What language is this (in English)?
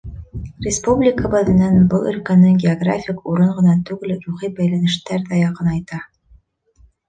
Bashkir